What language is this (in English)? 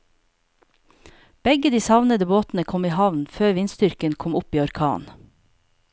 Norwegian